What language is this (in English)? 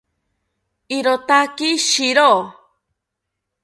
South Ucayali Ashéninka